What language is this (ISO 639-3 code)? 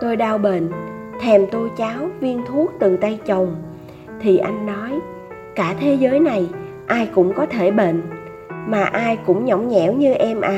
vie